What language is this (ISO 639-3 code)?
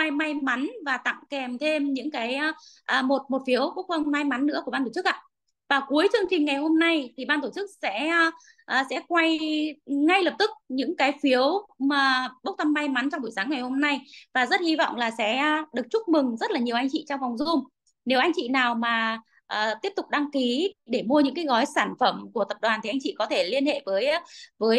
vie